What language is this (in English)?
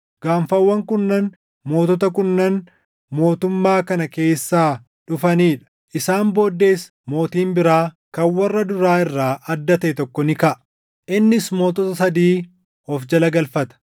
Oromo